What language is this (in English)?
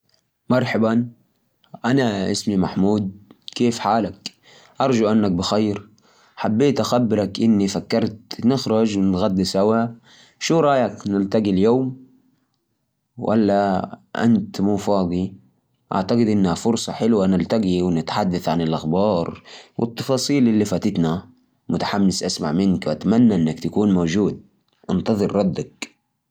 Najdi Arabic